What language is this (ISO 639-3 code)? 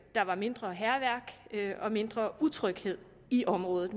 dan